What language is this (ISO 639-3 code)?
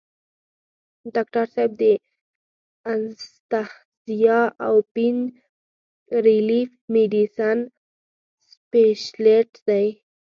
pus